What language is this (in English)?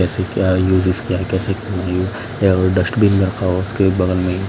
Hindi